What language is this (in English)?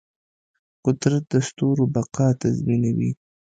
Pashto